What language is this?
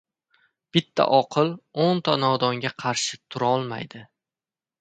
Uzbek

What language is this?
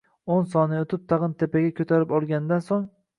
Uzbek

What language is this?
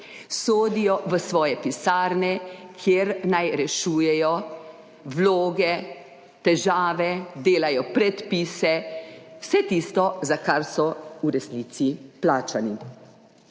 Slovenian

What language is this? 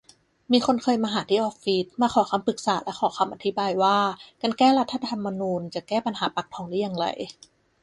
Thai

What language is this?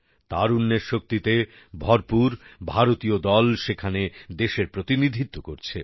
Bangla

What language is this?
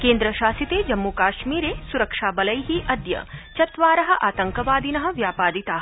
Sanskrit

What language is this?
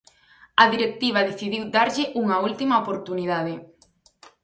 Galician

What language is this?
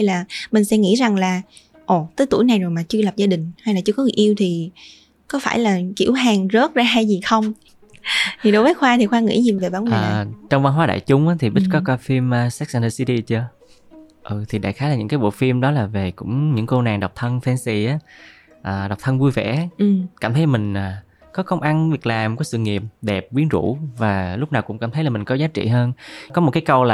Vietnamese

